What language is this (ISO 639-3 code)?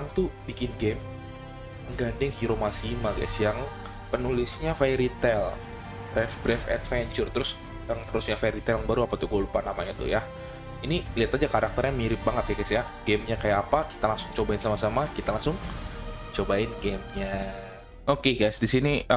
ind